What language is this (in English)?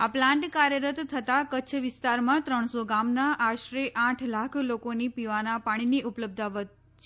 Gujarati